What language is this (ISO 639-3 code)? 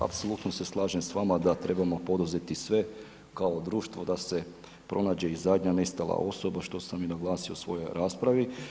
hrv